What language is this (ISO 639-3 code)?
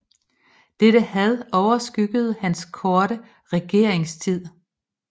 dan